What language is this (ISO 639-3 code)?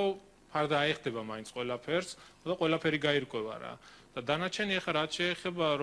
kat